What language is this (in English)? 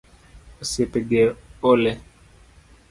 Luo (Kenya and Tanzania)